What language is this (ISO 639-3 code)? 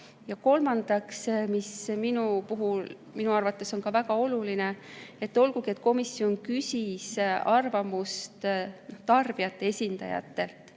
est